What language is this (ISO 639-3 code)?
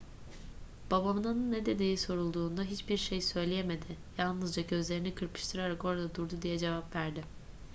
tur